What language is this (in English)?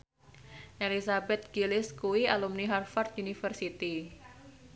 Javanese